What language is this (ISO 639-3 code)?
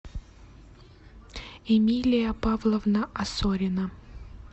rus